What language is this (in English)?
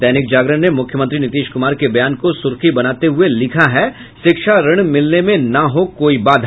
Hindi